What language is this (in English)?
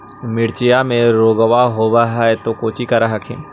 Magahi